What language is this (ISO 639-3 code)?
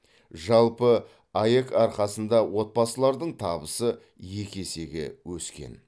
kaz